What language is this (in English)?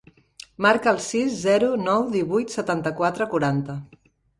Catalan